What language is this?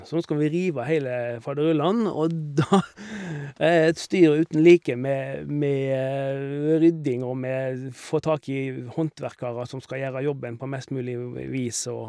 Norwegian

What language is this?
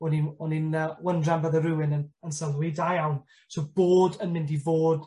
Welsh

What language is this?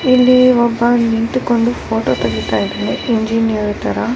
Kannada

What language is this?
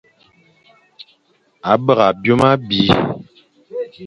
Fang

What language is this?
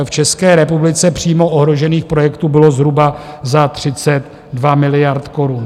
Czech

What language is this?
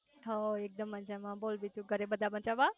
Gujarati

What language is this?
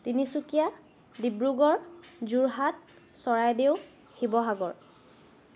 Assamese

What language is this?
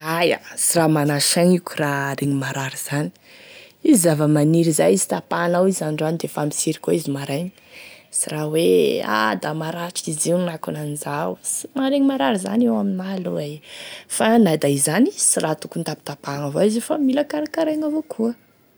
Tesaka Malagasy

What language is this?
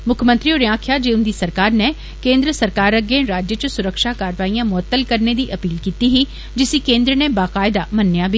Dogri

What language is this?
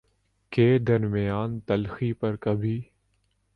Urdu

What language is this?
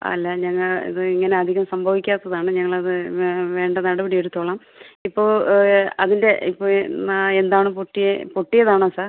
Malayalam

